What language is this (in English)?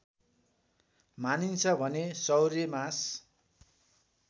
Nepali